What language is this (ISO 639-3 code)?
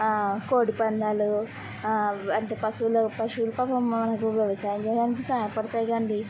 tel